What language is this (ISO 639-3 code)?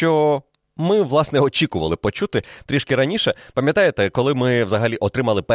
ukr